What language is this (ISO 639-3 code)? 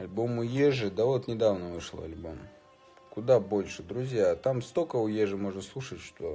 rus